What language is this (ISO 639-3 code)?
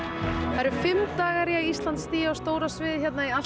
isl